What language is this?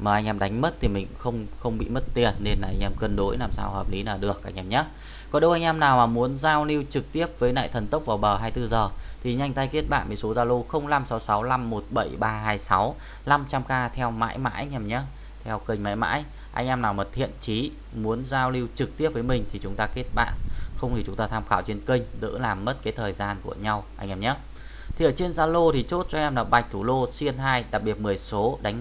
Vietnamese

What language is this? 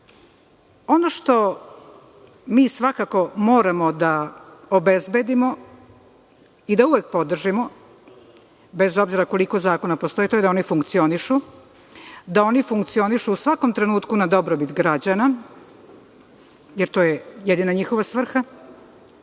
Serbian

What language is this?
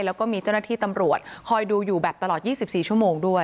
Thai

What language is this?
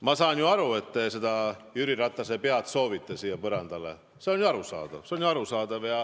Estonian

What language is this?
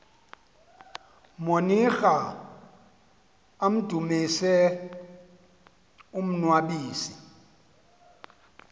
Xhosa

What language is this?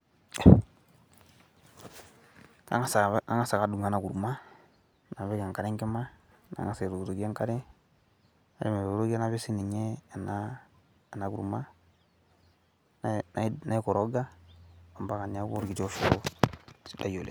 Masai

